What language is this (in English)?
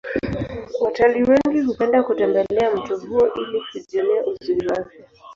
Swahili